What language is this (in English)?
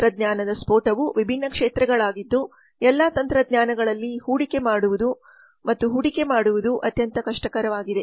Kannada